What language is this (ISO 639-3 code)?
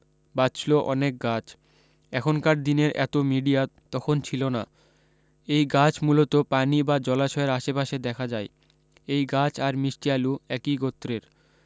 ben